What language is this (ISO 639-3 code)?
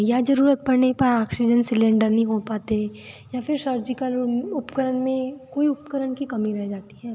hin